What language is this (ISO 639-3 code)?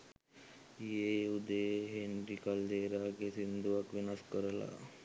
sin